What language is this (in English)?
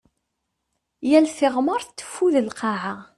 Kabyle